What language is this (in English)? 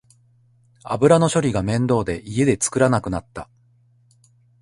Japanese